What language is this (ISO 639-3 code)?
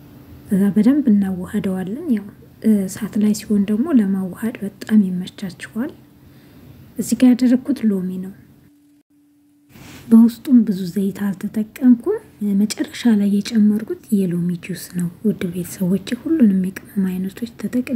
ara